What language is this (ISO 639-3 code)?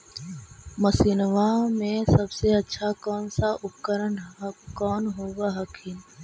mag